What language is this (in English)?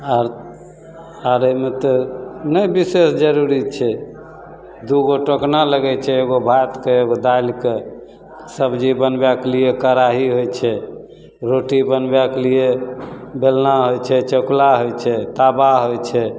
Maithili